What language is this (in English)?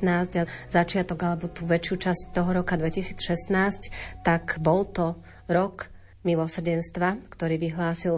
Slovak